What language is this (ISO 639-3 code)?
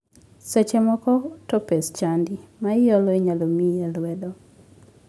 luo